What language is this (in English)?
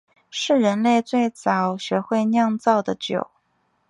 Chinese